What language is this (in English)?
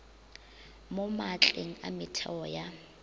Northern Sotho